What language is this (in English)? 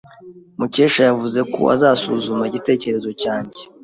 Kinyarwanda